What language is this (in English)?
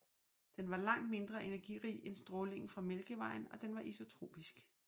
Danish